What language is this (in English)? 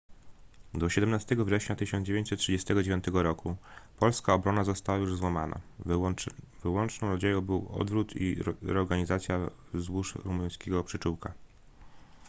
Polish